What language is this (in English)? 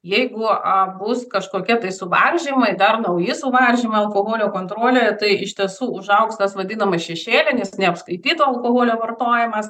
Lithuanian